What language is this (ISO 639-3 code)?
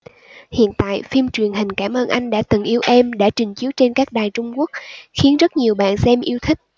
vie